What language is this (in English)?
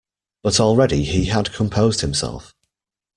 English